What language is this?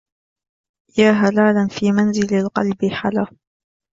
Arabic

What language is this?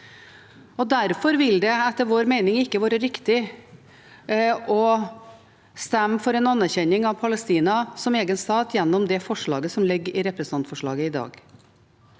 Norwegian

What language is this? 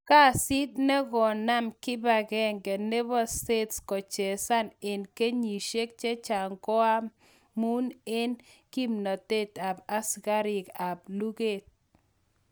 Kalenjin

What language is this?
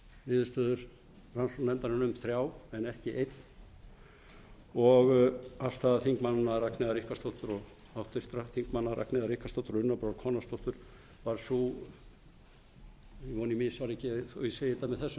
Icelandic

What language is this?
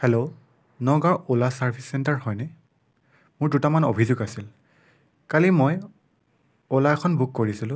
Assamese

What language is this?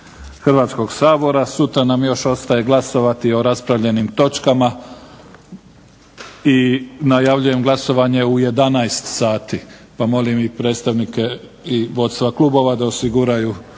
Croatian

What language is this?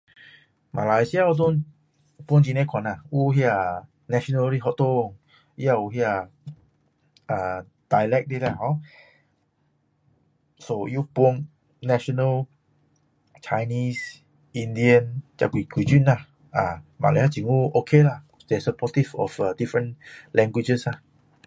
Min Dong Chinese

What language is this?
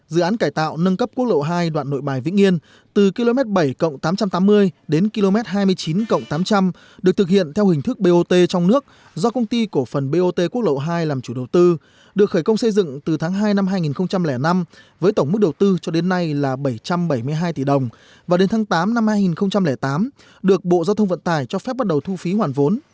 Vietnamese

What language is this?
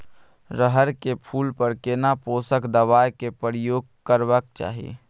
Maithili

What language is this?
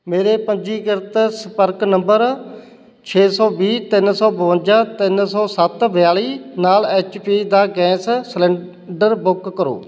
Punjabi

